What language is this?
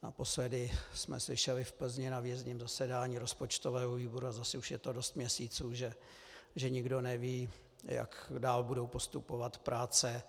Czech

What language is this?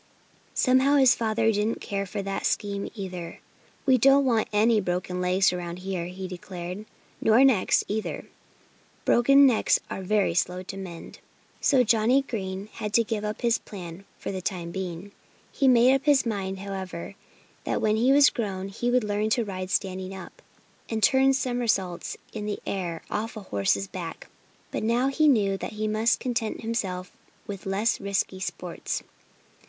English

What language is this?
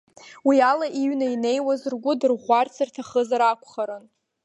Abkhazian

